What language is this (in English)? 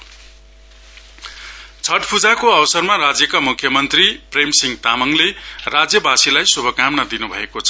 Nepali